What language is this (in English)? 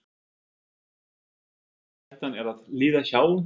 Icelandic